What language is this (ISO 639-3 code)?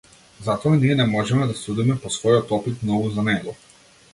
mkd